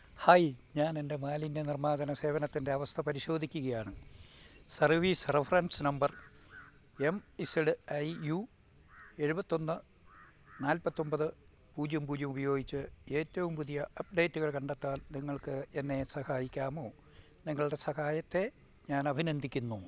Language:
Malayalam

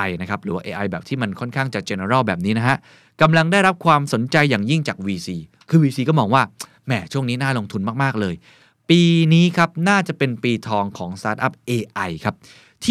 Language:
Thai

